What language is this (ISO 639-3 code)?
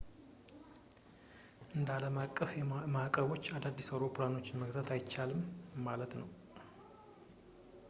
amh